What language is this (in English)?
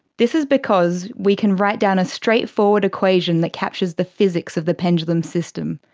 English